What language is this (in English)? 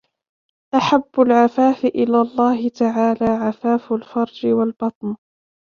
Arabic